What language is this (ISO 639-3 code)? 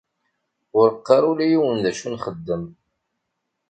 kab